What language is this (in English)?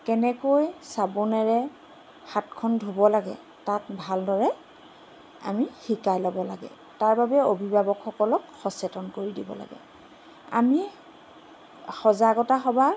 Assamese